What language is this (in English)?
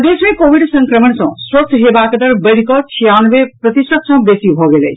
Maithili